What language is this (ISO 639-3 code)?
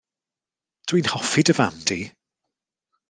cym